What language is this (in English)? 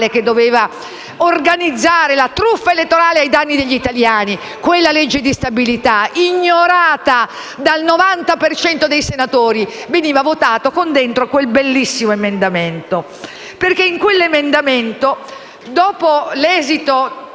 Italian